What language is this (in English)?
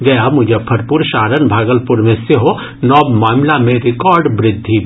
Maithili